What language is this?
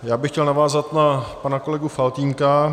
Czech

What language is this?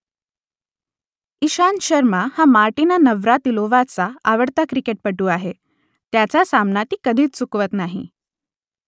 Marathi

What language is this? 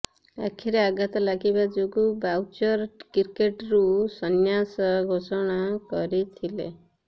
Odia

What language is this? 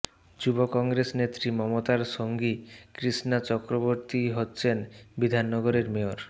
Bangla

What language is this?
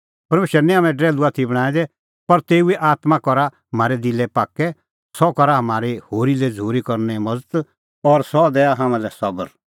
Kullu Pahari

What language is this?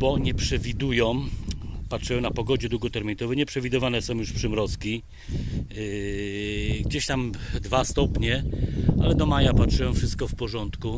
Polish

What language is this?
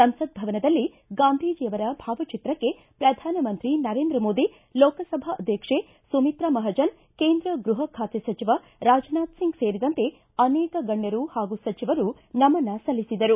Kannada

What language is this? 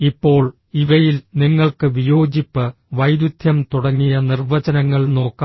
Malayalam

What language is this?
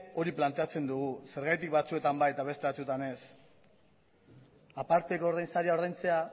Basque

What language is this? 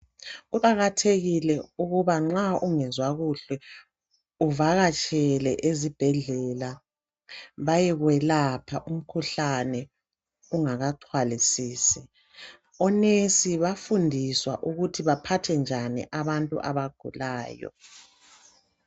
North Ndebele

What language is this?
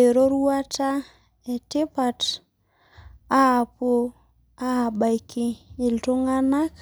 Masai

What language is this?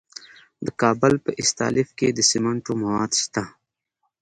Pashto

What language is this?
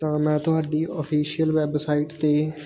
Punjabi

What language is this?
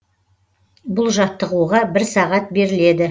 Kazakh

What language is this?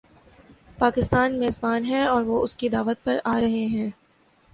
Urdu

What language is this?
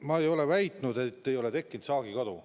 Estonian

